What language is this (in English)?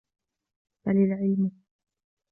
Arabic